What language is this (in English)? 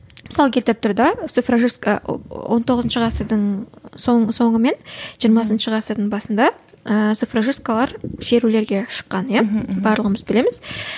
Kazakh